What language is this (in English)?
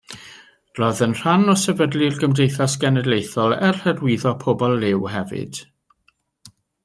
Welsh